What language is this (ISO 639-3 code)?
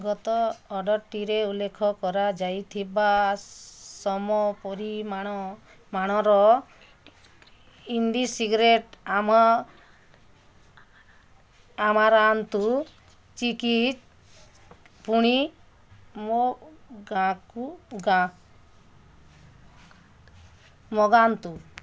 ori